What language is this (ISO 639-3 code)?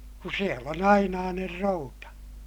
fin